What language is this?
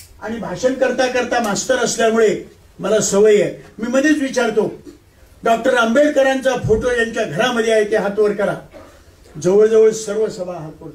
Hindi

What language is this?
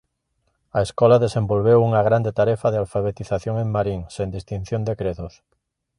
Galician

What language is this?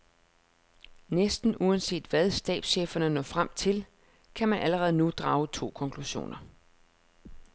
Danish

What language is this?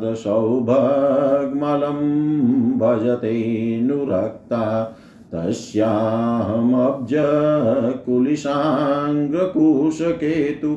Hindi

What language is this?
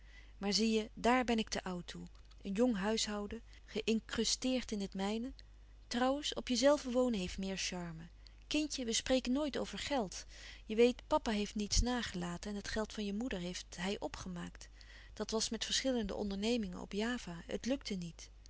Dutch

